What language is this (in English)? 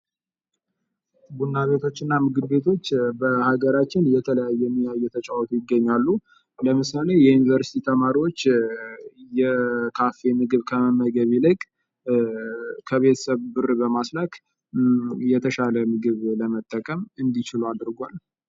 Amharic